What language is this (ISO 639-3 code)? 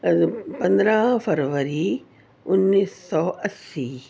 urd